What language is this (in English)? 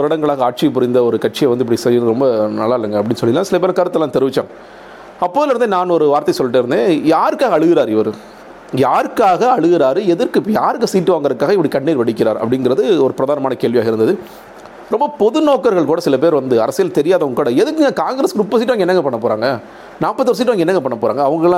Tamil